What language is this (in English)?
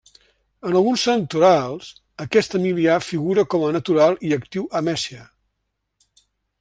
Catalan